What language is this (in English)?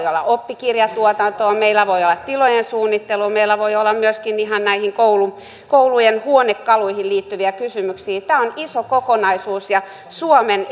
Finnish